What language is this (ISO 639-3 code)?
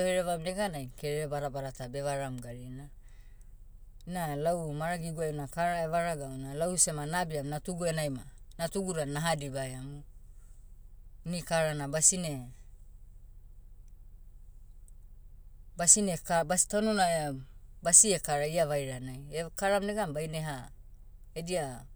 meu